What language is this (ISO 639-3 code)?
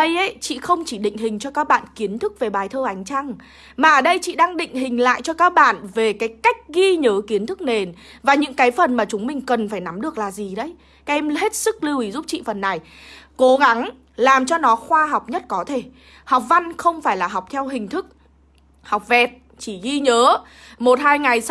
vie